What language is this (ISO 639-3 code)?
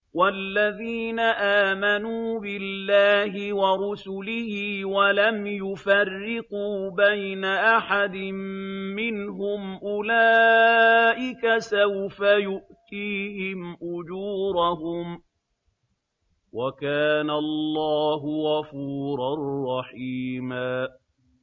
ara